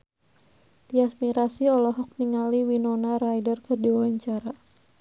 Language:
Sundanese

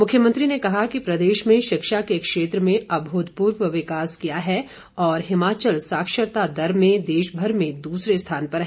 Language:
Hindi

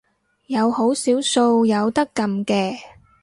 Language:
Cantonese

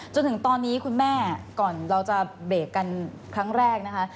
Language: Thai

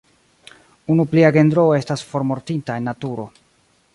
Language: Esperanto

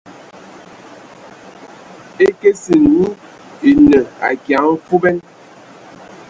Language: Ewondo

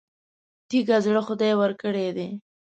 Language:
Pashto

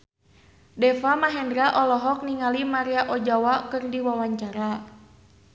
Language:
Sundanese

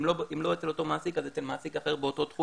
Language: Hebrew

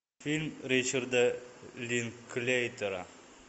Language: Russian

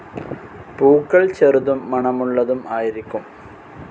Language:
Malayalam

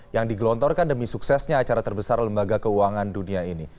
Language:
Indonesian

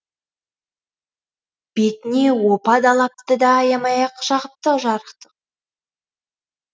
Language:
Kazakh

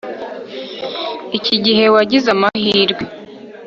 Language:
Kinyarwanda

